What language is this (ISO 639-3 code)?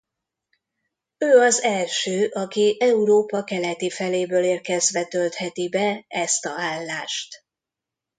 hun